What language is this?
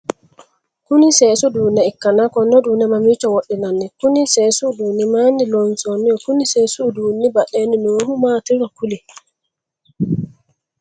Sidamo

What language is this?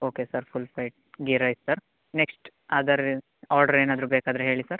Kannada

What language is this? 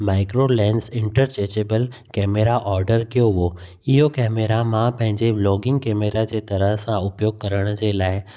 Sindhi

